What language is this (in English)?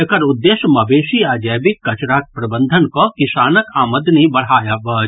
Maithili